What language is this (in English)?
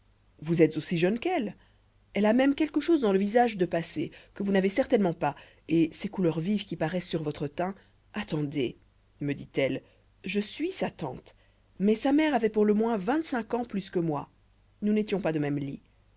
French